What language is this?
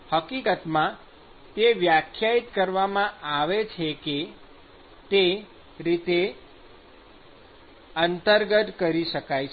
Gujarati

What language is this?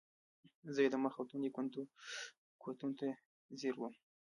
Pashto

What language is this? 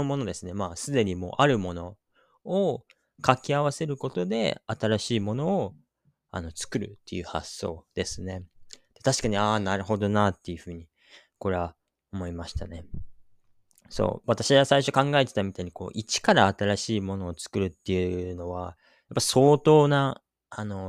Japanese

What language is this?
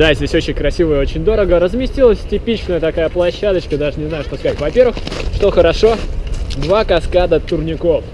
Russian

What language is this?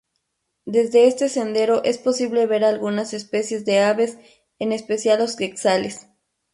Spanish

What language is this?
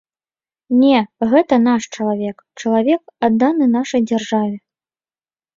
Belarusian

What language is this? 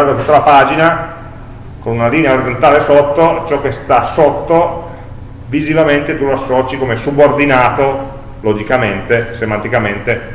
Italian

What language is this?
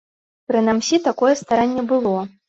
Belarusian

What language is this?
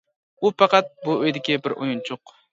Uyghur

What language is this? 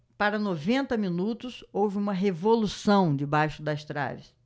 Portuguese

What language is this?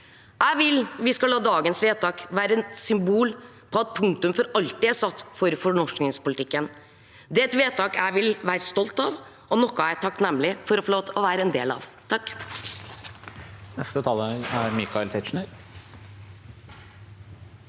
Norwegian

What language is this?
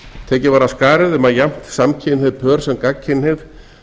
Icelandic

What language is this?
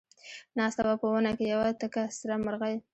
Pashto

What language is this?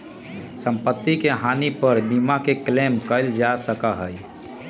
Magahi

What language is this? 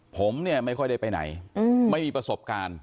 Thai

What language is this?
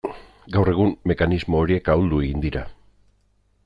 Basque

